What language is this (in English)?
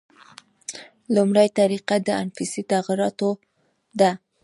Pashto